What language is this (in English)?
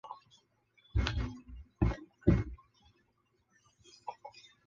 Chinese